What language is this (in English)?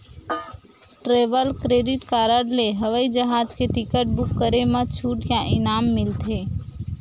Chhattisgarhi